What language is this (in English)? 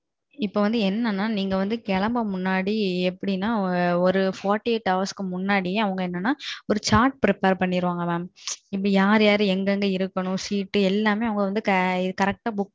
Tamil